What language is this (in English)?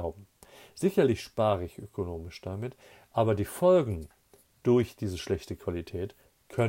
German